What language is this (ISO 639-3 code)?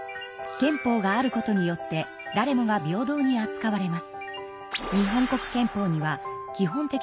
jpn